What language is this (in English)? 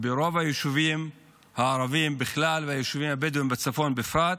Hebrew